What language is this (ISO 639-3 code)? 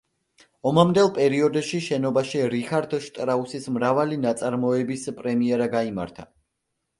kat